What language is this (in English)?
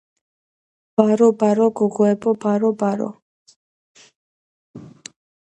Georgian